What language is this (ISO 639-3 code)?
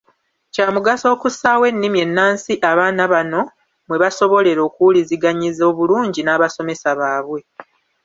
lug